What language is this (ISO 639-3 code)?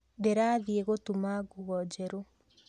kik